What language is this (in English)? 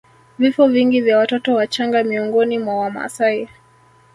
Swahili